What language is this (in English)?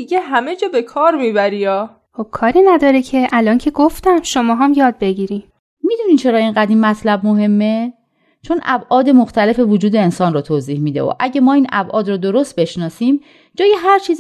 Persian